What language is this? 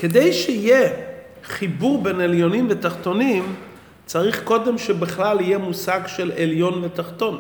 Hebrew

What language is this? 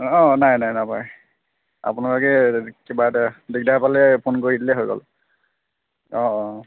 Assamese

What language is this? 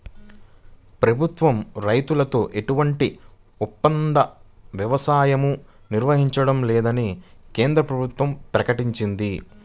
Telugu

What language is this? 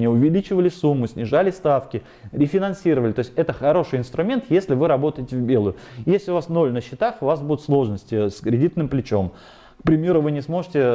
Russian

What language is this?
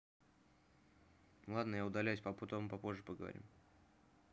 Russian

